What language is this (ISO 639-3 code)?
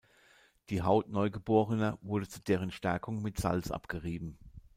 deu